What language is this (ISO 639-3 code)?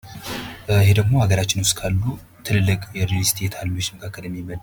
amh